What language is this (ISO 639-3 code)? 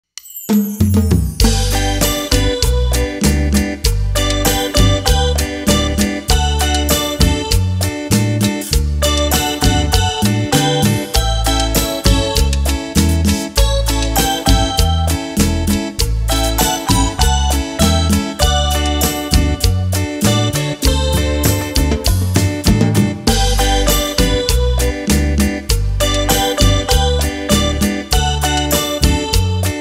ron